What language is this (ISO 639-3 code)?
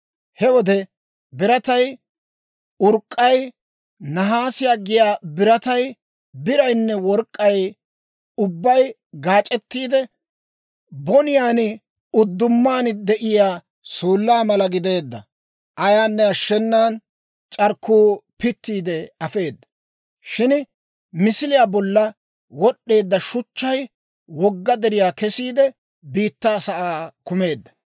dwr